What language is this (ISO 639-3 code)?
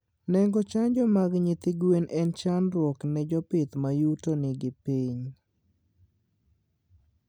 luo